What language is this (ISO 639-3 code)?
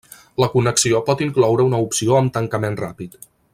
cat